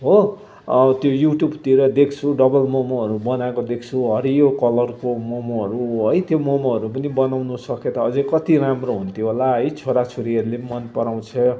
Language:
Nepali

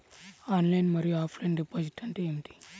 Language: Telugu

